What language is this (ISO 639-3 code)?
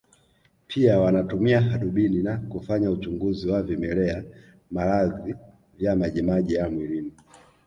swa